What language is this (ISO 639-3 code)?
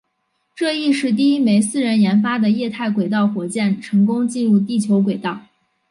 zho